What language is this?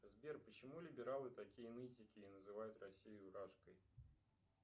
Russian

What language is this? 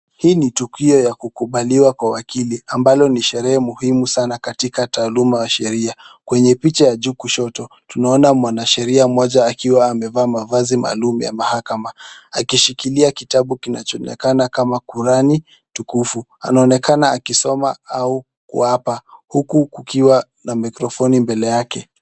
Swahili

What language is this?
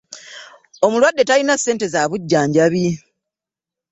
Ganda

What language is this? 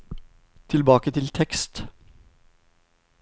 Norwegian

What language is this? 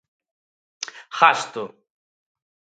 Galician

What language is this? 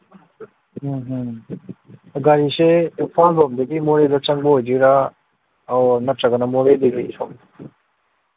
Manipuri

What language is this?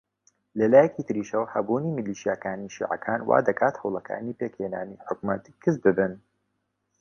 Central Kurdish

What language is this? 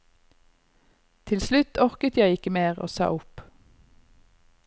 Norwegian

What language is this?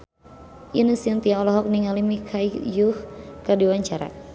Sundanese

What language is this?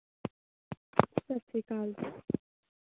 Punjabi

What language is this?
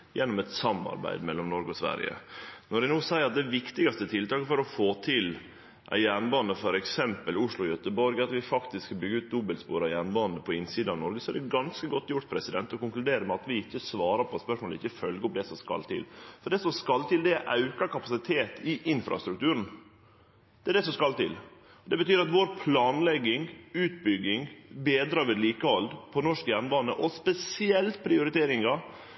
Norwegian Nynorsk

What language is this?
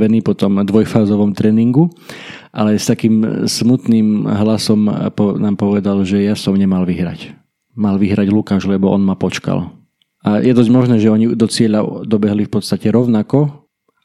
Slovak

